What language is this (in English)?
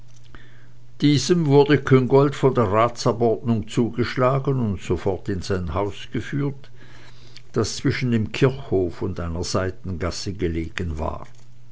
German